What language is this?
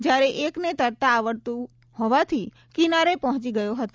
Gujarati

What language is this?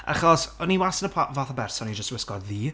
Welsh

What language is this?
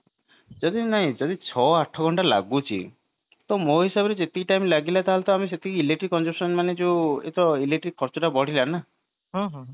Odia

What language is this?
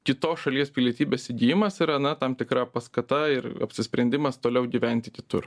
Lithuanian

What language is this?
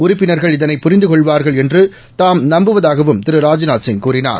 Tamil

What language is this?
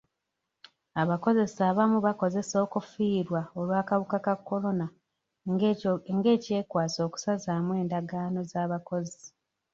Ganda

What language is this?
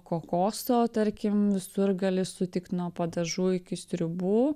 Lithuanian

